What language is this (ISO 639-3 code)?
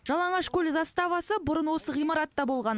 kaz